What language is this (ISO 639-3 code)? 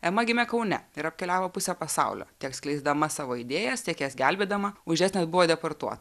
lit